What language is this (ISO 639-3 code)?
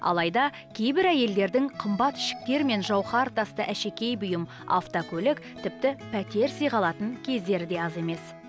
kaz